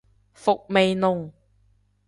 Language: Cantonese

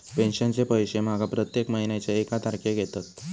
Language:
Marathi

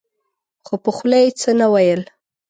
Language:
Pashto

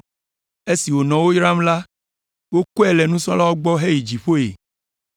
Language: Ewe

